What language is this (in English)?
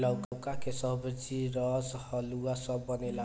Bhojpuri